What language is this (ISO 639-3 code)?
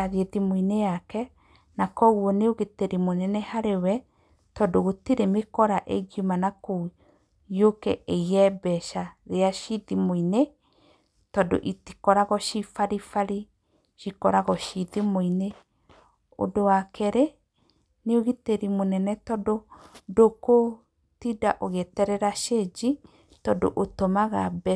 kik